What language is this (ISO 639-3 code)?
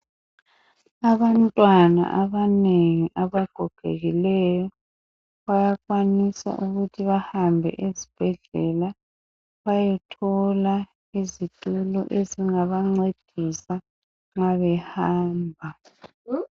nde